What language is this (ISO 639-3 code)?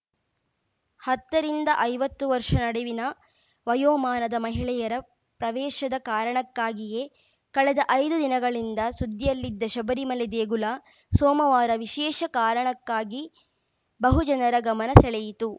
kan